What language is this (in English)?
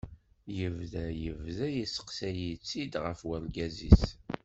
Kabyle